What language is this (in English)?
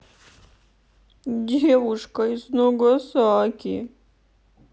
Russian